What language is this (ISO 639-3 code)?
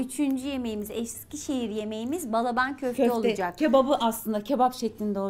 tur